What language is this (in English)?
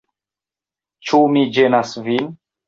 Esperanto